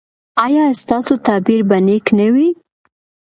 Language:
Pashto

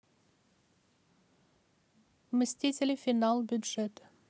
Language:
Russian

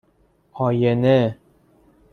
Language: Persian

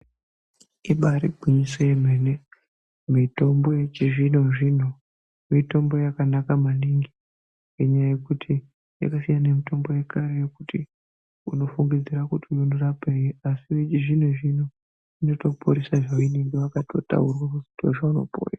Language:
Ndau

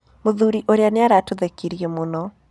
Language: Kikuyu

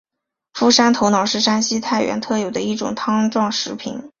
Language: Chinese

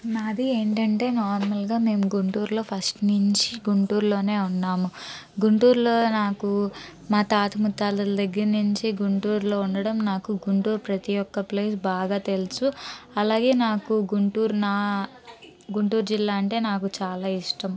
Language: Telugu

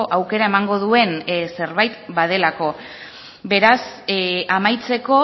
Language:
Basque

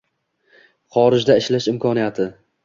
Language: Uzbek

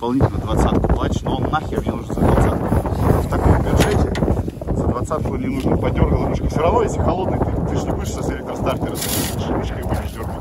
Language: Russian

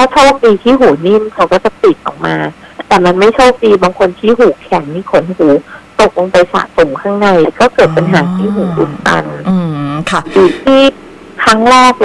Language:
Thai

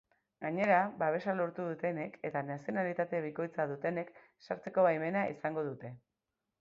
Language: Basque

